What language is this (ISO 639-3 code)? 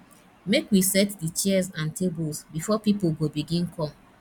pcm